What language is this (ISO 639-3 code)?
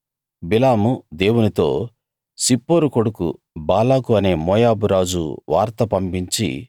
tel